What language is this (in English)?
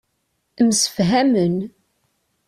Kabyle